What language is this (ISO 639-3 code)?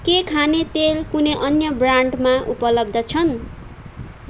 nep